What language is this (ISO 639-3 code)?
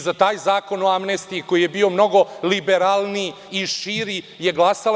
srp